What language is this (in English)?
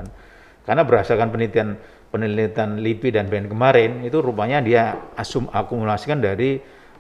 Indonesian